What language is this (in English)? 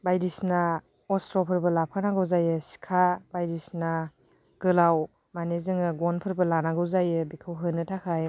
Bodo